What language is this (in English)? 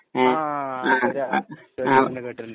Malayalam